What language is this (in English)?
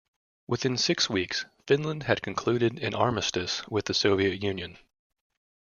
English